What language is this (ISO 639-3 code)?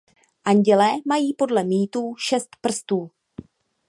ces